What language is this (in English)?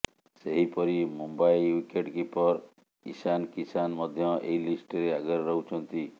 Odia